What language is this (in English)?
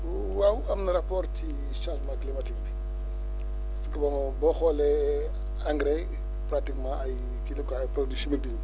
Wolof